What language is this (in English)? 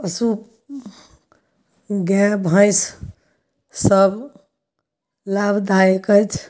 Maithili